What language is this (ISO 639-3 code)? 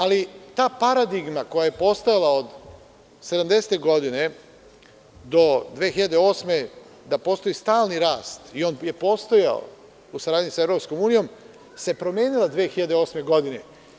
srp